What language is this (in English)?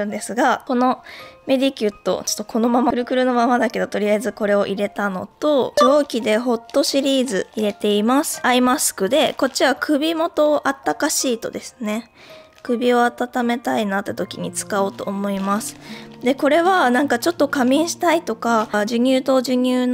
Japanese